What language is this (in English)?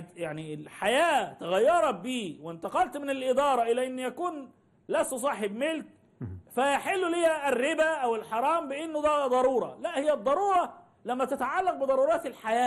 Arabic